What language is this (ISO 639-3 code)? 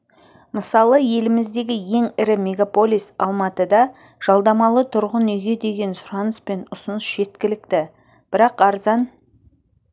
kaz